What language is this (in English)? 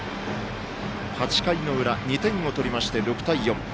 Japanese